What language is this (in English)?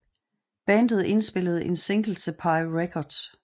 Danish